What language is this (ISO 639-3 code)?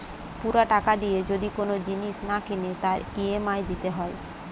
ben